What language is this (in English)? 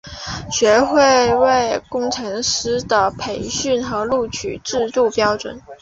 Chinese